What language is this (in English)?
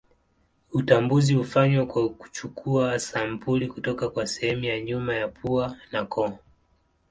Swahili